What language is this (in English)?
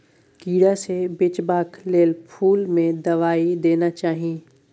Maithili